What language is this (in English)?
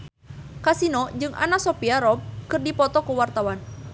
Sundanese